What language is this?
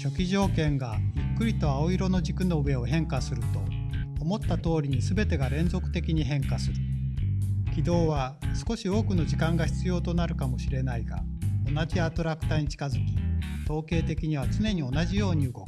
Japanese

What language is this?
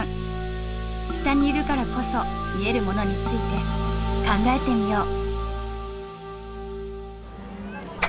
Japanese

